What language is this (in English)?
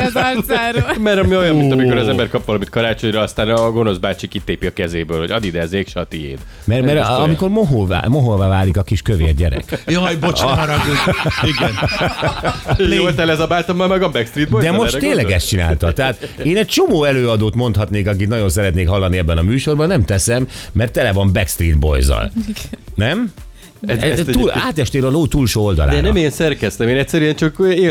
Hungarian